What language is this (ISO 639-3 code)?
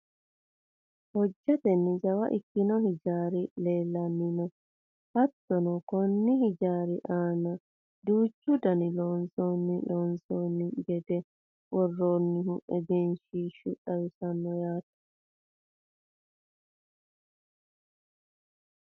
sid